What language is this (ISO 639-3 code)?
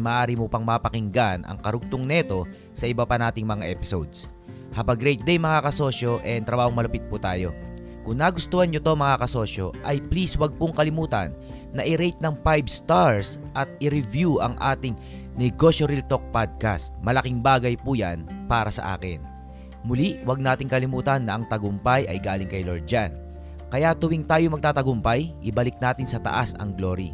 fil